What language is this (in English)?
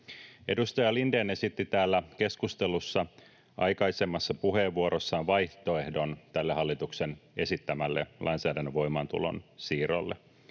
Finnish